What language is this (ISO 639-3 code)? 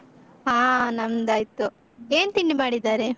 kan